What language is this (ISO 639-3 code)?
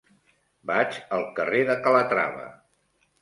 cat